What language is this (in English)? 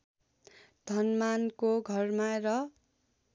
Nepali